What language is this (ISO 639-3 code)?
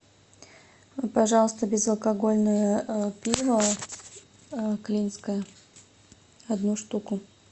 rus